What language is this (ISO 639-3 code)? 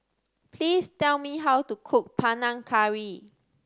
eng